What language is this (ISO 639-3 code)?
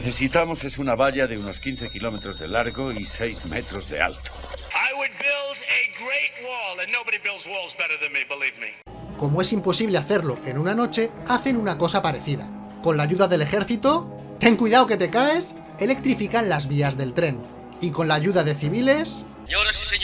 spa